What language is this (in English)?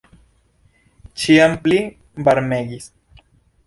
Esperanto